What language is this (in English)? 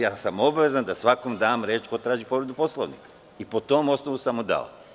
Serbian